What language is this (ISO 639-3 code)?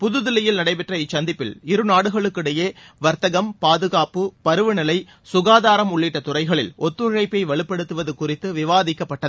tam